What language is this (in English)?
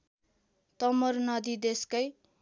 Nepali